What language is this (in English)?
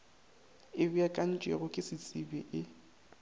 Northern Sotho